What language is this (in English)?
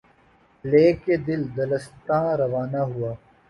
Urdu